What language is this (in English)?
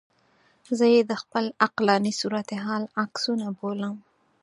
Pashto